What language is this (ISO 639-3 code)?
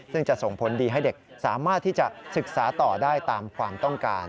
tha